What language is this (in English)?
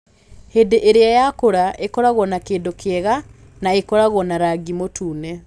Kikuyu